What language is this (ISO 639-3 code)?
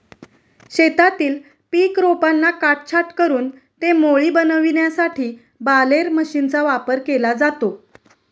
mar